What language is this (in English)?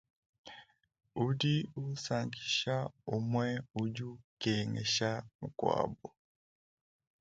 Luba-Lulua